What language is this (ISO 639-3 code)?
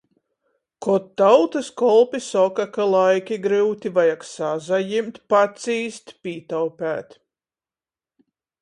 ltg